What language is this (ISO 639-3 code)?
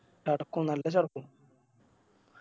mal